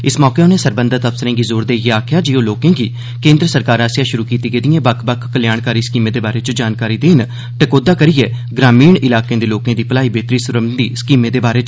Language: Dogri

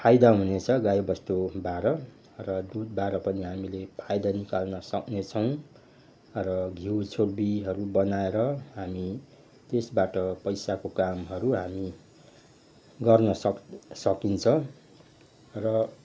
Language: Nepali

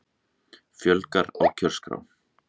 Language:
Icelandic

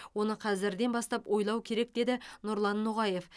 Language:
Kazakh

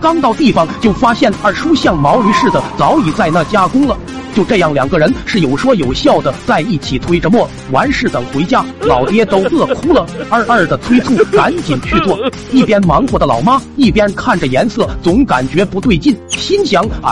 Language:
Chinese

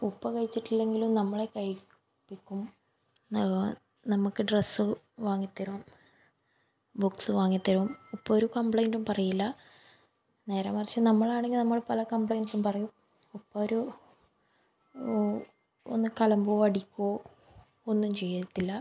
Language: Malayalam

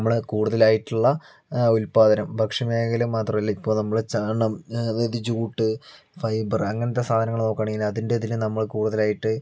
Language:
Malayalam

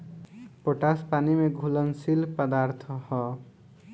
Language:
Bhojpuri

